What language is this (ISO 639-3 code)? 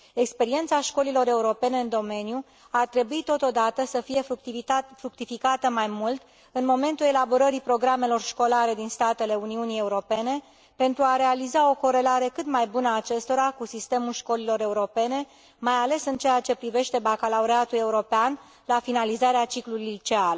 ron